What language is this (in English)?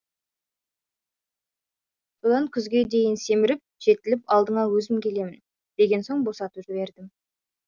Kazakh